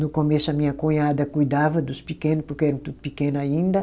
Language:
Portuguese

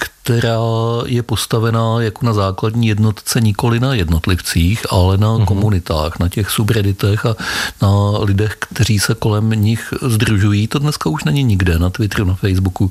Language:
Czech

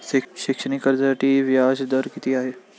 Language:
Marathi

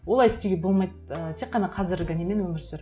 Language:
Kazakh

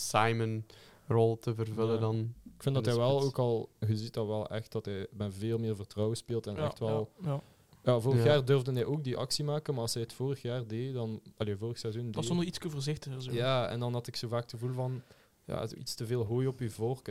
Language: Dutch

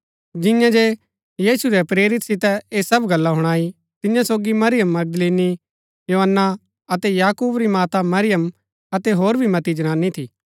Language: Gaddi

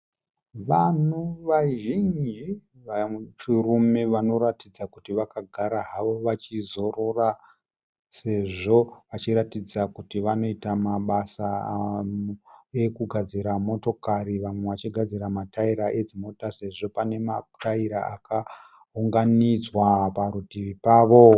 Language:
Shona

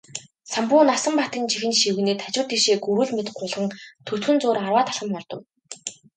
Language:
Mongolian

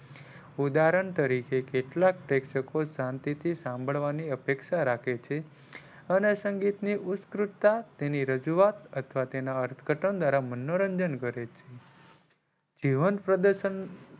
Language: Gujarati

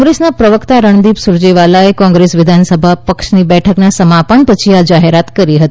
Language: Gujarati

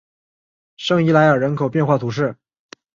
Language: Chinese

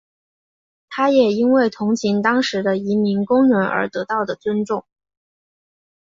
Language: Chinese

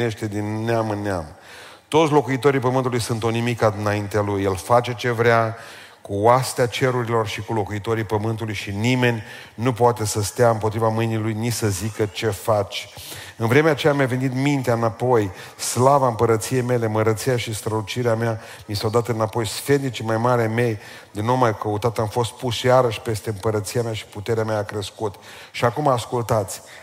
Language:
Romanian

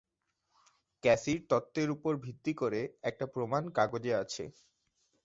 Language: Bangla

